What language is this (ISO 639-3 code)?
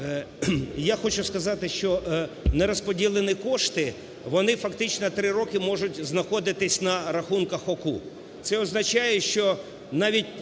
ukr